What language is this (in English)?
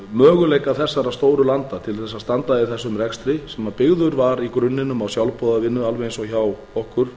Icelandic